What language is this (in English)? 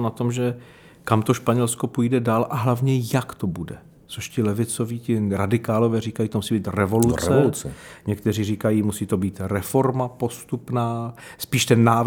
Czech